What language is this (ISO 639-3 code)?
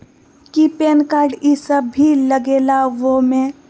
mag